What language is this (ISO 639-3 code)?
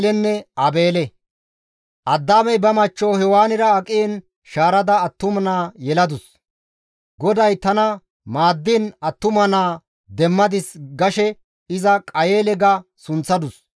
gmv